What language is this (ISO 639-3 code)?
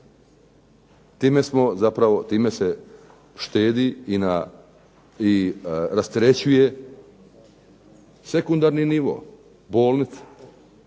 hrv